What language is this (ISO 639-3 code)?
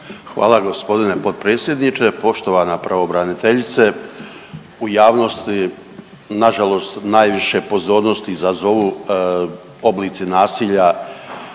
hrv